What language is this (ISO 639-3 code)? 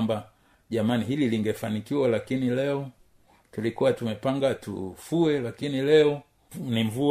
swa